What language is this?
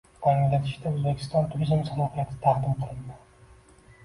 Uzbek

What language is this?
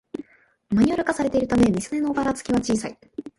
Japanese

